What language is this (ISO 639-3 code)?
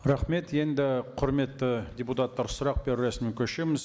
kaz